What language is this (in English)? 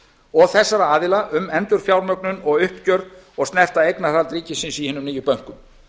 Icelandic